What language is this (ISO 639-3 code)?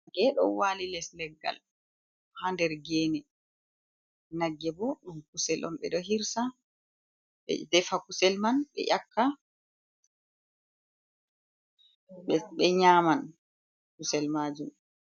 ful